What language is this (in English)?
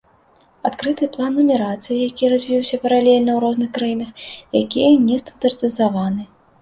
Belarusian